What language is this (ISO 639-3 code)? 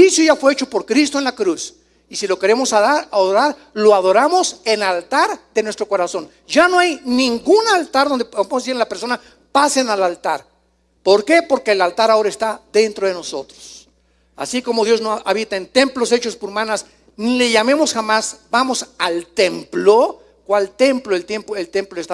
spa